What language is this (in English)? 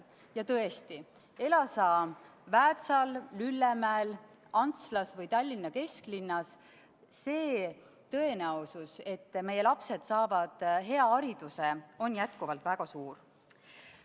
Estonian